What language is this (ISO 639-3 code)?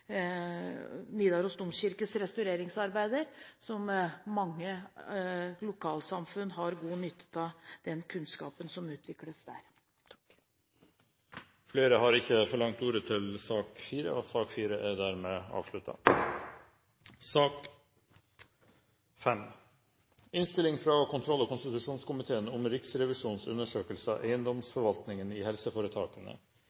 nor